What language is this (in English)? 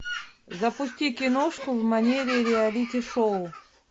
Russian